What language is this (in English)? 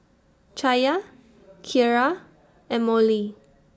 English